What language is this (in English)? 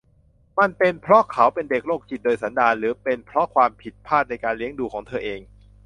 Thai